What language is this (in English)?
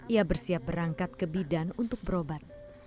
Indonesian